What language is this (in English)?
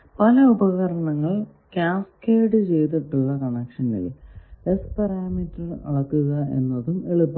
Malayalam